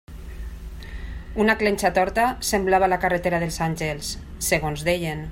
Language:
Catalan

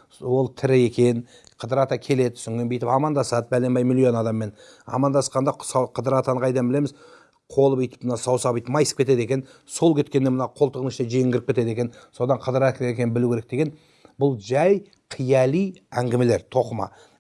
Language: Turkish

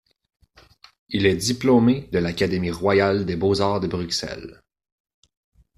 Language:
French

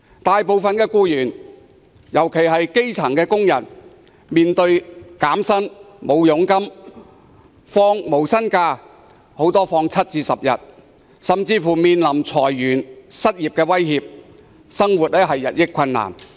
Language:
Cantonese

